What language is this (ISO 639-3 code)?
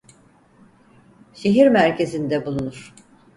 tur